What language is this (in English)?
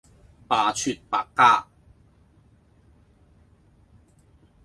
Cantonese